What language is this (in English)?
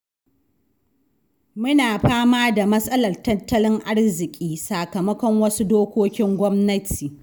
Hausa